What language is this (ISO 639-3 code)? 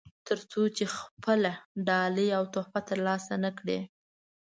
pus